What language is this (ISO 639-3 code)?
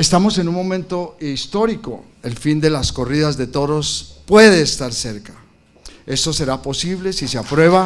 spa